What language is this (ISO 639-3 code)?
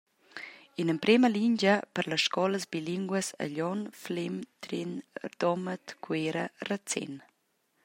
roh